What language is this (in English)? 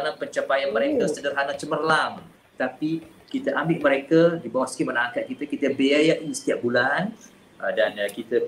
Malay